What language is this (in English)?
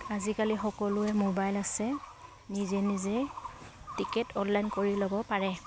Assamese